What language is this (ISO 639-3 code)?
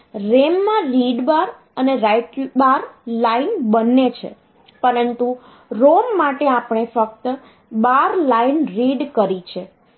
guj